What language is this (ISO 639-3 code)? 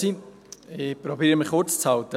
gsw